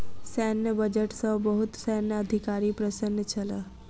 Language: Maithili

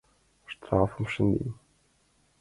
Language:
Mari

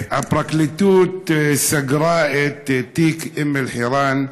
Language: Hebrew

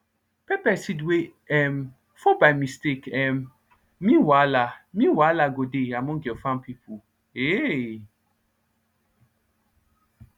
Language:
Nigerian Pidgin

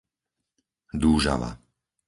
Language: Slovak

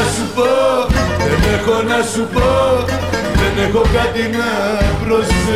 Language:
Greek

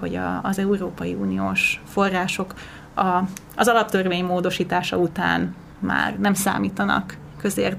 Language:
Hungarian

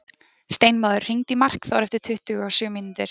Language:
Icelandic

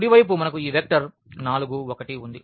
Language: Telugu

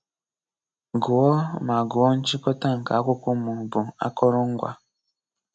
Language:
Igbo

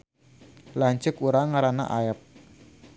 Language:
Sundanese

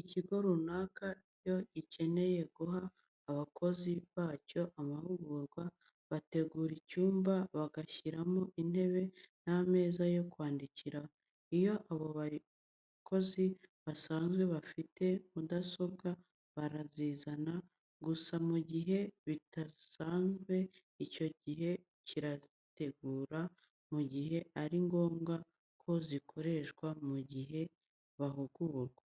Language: Kinyarwanda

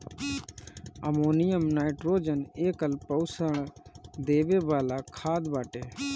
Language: Bhojpuri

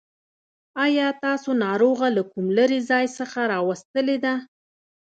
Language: Pashto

